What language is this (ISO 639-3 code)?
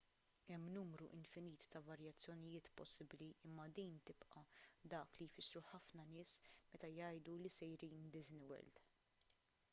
mlt